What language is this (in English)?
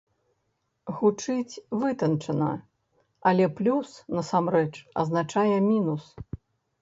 Belarusian